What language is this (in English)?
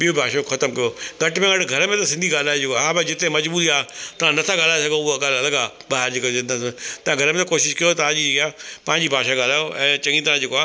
Sindhi